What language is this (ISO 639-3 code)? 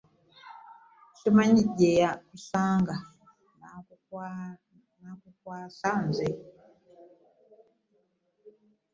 lug